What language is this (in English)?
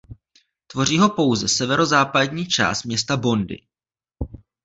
Czech